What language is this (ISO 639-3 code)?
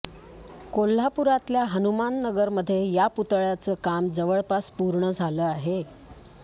mar